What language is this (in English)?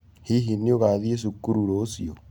Kikuyu